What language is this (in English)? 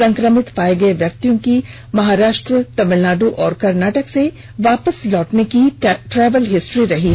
Hindi